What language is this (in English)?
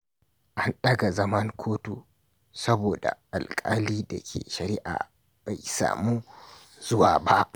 Hausa